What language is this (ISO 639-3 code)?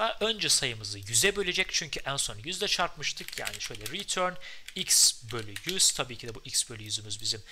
tur